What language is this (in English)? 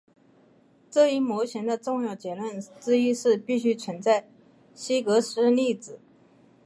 Chinese